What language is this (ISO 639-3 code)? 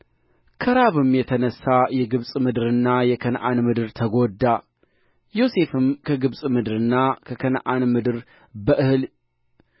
amh